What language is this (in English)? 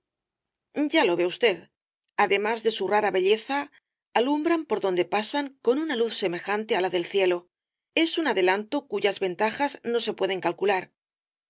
Spanish